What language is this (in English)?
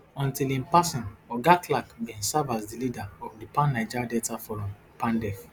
Nigerian Pidgin